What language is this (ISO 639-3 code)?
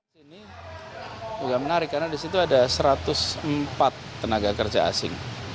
ind